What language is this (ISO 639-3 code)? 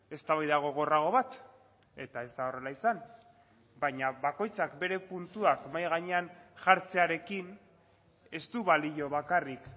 eus